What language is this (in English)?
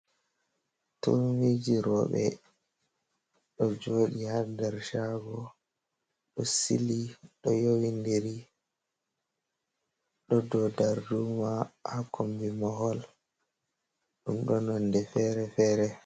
Fula